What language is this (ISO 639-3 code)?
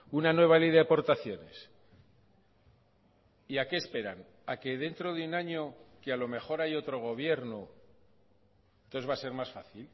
spa